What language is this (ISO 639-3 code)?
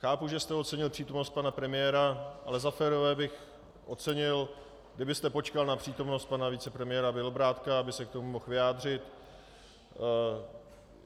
ces